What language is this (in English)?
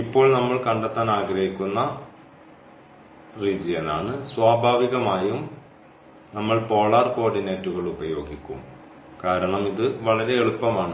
Malayalam